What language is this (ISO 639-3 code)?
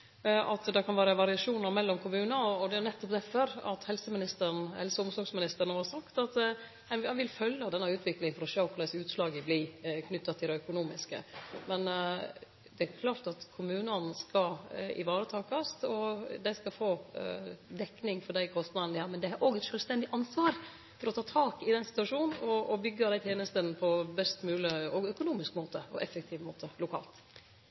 nno